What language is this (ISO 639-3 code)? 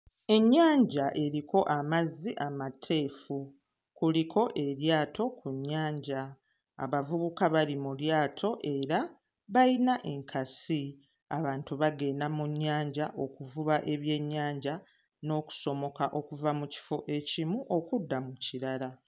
lug